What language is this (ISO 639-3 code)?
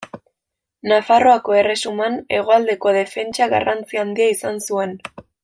eus